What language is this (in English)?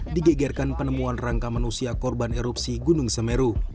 Indonesian